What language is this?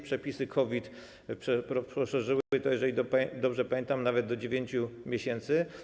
Polish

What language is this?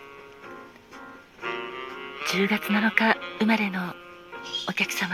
Japanese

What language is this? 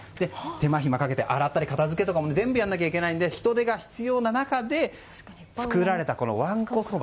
Japanese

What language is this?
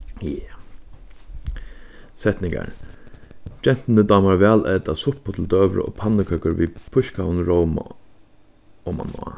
Faroese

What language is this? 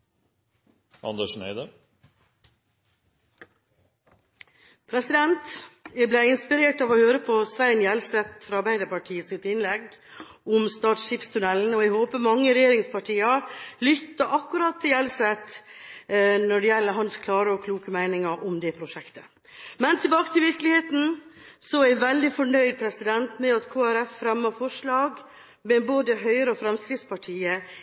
Norwegian Bokmål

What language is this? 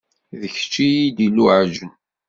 Kabyle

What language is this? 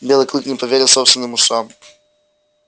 Russian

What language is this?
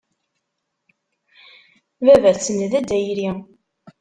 Kabyle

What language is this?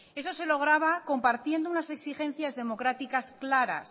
Spanish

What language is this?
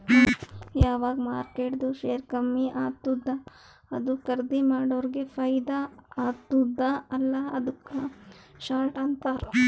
Kannada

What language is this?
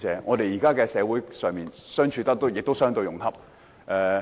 Cantonese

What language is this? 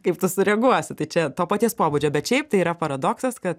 Lithuanian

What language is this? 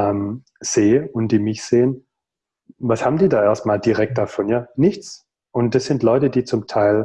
German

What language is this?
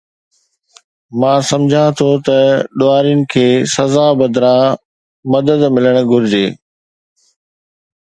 Sindhi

